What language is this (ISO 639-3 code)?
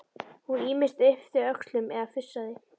isl